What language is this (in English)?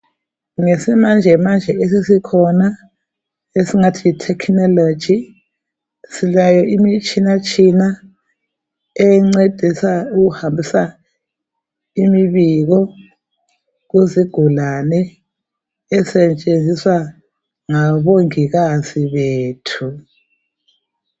North Ndebele